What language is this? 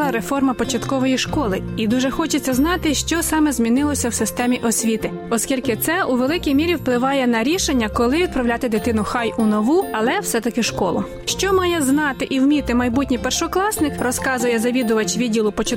Ukrainian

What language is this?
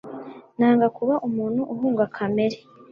Kinyarwanda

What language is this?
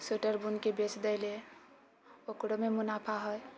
Maithili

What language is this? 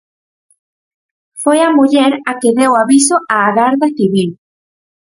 Galician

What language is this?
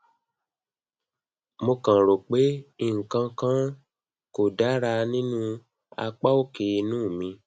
Yoruba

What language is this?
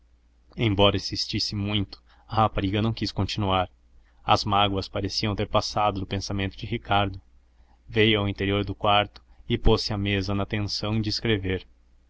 Portuguese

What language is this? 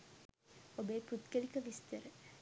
Sinhala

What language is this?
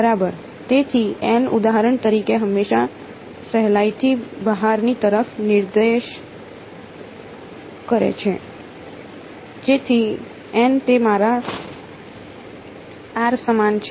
Gujarati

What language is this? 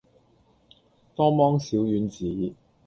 Cantonese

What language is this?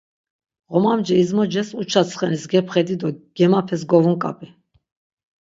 Laz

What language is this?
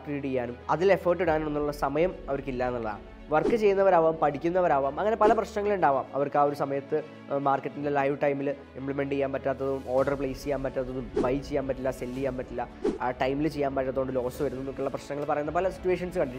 Malayalam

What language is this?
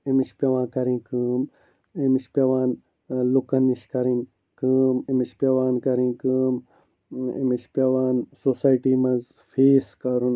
Kashmiri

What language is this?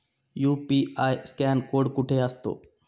Marathi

